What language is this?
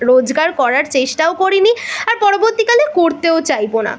Bangla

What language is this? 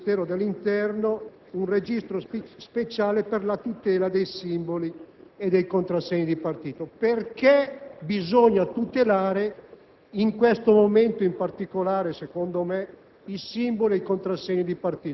Italian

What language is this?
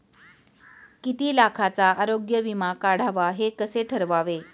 Marathi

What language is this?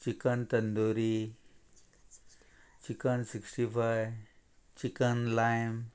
Konkani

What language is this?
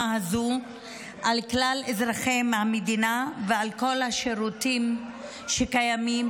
Hebrew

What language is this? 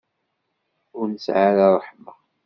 Kabyle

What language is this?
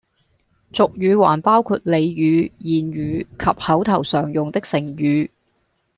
Cantonese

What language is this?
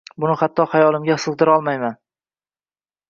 Uzbek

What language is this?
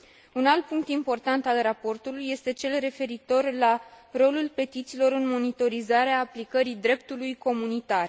Romanian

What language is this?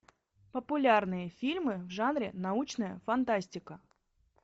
Russian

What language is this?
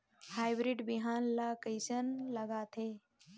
Chhattisgarhi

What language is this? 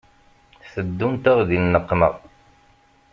Kabyle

